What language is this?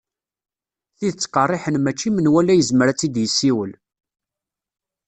Kabyle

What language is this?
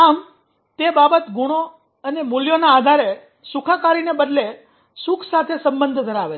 Gujarati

